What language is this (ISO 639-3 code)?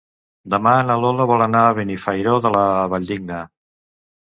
cat